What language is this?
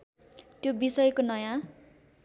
Nepali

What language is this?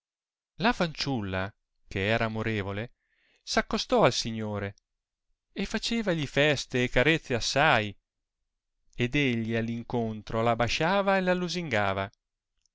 Italian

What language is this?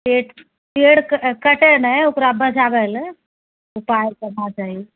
Maithili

